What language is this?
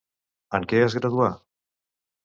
Catalan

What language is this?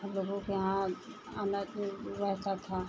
Hindi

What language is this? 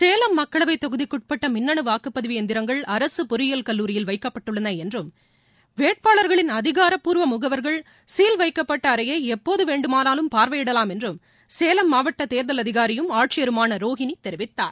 Tamil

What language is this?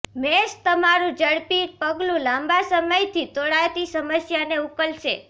Gujarati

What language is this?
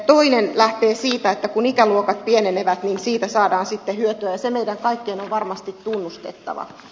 Finnish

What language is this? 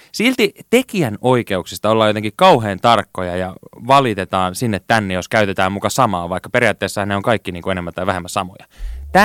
Finnish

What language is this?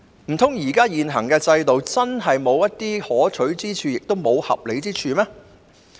Cantonese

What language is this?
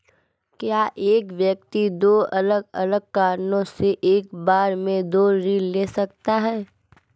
Hindi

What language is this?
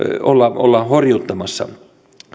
Finnish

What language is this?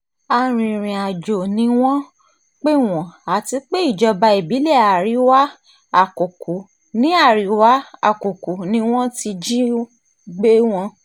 Yoruba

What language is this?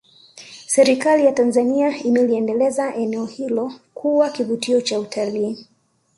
Swahili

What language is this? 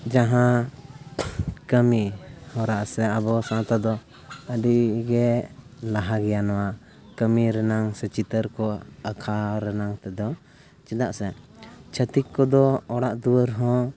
Santali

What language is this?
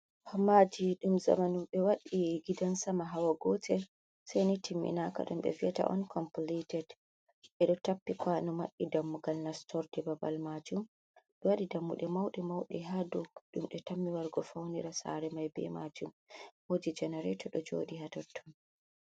Fula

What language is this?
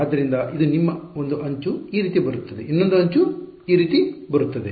Kannada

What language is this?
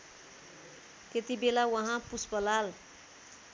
Nepali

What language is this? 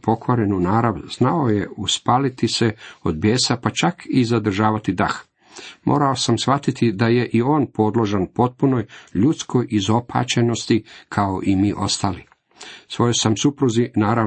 Croatian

